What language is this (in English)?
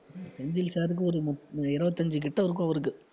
Tamil